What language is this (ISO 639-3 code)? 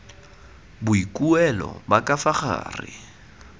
tsn